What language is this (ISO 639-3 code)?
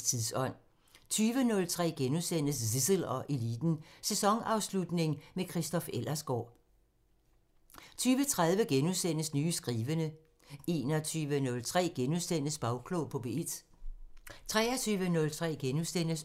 dan